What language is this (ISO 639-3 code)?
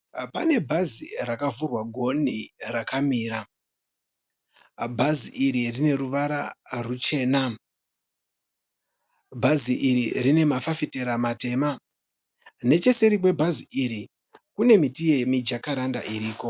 sna